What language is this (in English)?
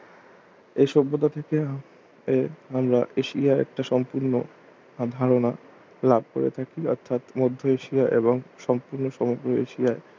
Bangla